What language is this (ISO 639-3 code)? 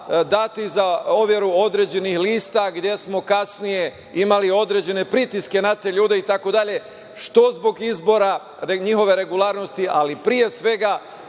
srp